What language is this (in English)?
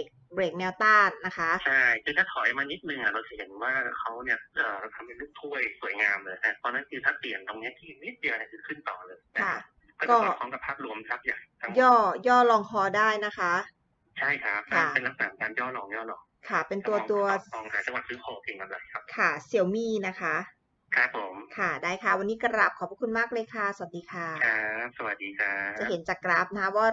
Thai